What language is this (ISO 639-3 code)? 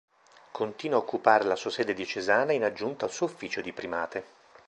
ita